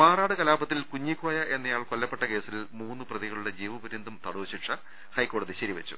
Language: Malayalam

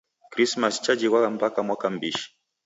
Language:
Taita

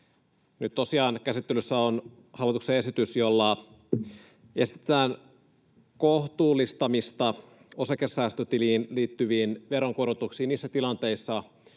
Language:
Finnish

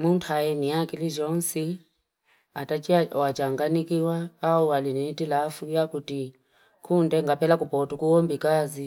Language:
Fipa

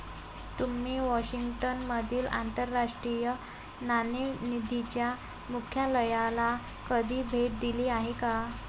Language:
Marathi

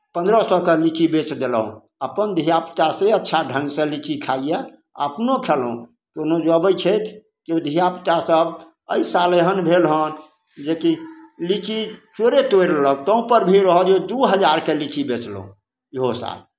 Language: Maithili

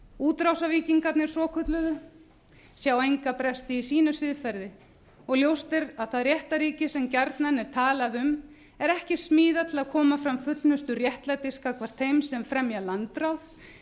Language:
Icelandic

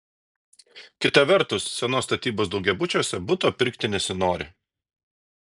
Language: Lithuanian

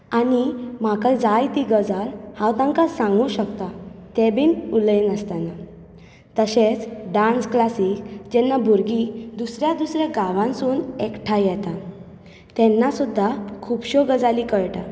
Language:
Konkani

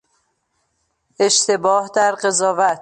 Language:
Persian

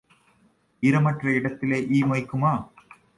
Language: Tamil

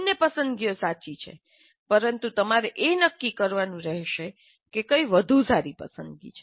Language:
Gujarati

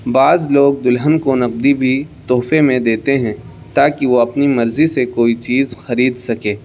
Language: Urdu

